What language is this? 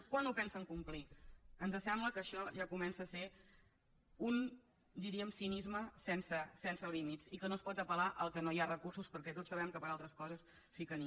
Catalan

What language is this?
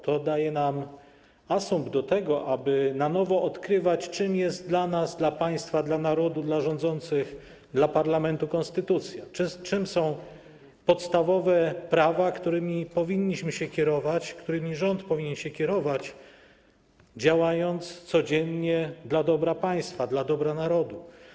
Polish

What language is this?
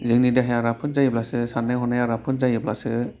Bodo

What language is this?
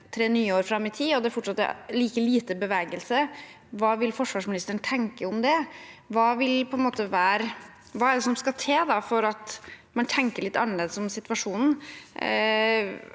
Norwegian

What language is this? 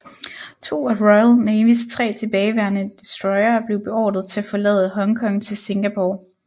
Danish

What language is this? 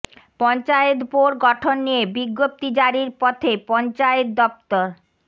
Bangla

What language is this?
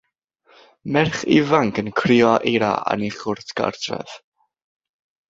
Welsh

